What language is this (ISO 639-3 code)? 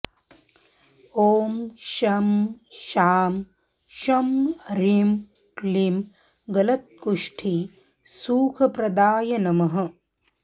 san